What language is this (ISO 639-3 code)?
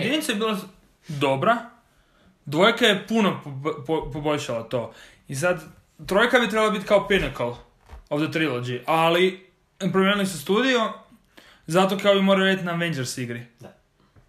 hrv